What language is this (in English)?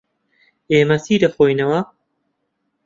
Central Kurdish